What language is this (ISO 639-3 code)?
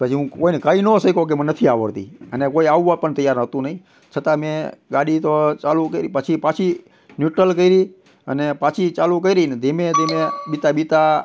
guj